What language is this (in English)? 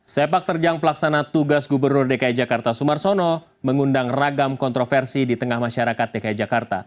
Indonesian